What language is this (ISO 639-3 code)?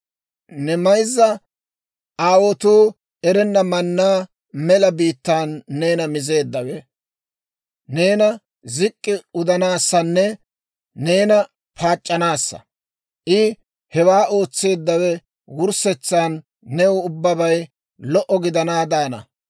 dwr